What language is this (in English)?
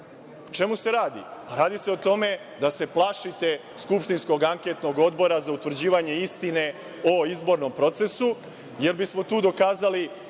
Serbian